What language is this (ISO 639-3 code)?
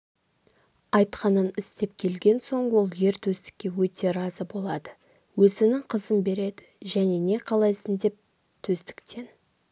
kaz